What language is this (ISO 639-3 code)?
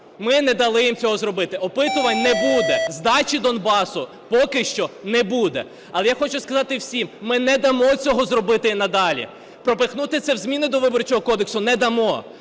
ukr